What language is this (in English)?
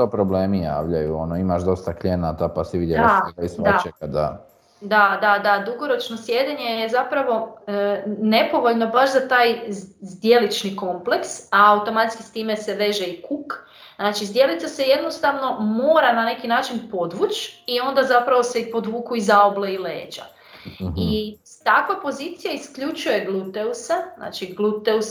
Croatian